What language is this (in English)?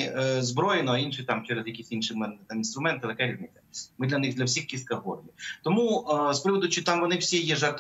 Ukrainian